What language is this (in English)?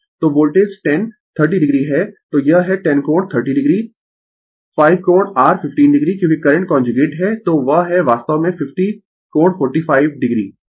Hindi